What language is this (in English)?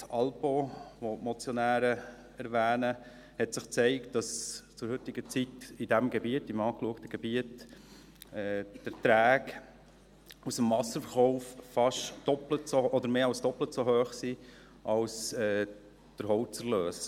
Swiss German